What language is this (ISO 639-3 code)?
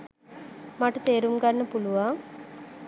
sin